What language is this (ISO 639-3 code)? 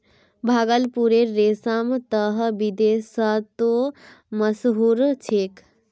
mag